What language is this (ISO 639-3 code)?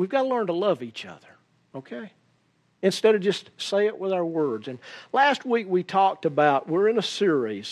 eng